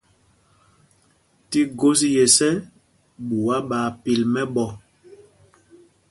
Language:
Mpumpong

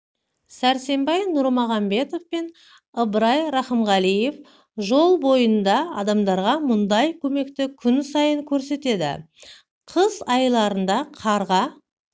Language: Kazakh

